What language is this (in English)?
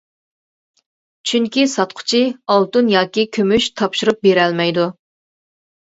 Uyghur